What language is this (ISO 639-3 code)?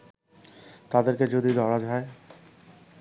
ben